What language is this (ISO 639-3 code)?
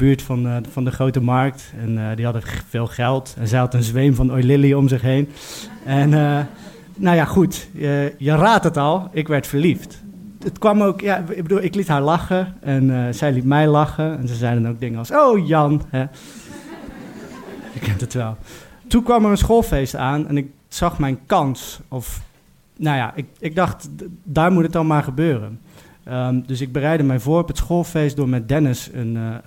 nld